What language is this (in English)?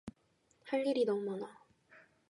Korean